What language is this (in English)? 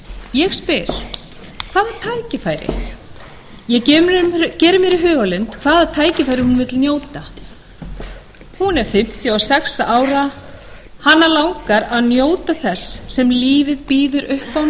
Icelandic